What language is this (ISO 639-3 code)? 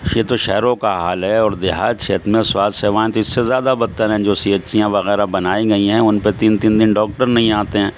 urd